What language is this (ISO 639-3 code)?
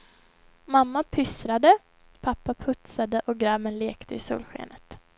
swe